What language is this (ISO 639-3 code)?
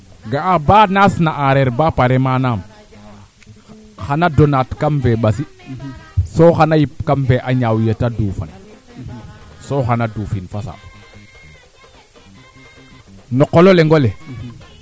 srr